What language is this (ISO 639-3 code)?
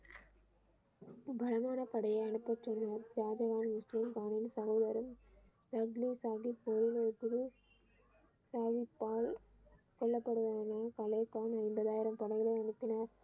tam